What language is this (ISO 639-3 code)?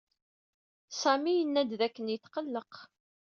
kab